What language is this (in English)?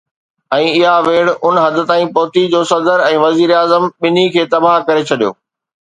Sindhi